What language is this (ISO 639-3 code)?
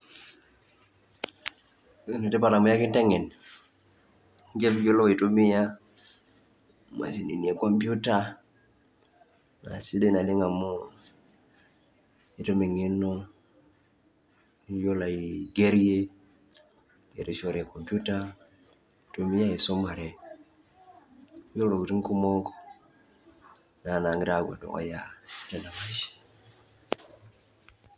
mas